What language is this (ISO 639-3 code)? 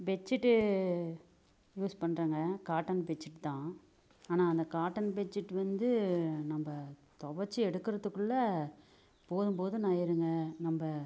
tam